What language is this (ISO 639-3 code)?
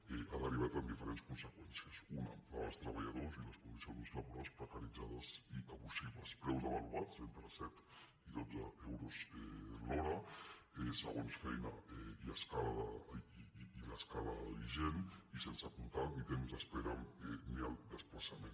cat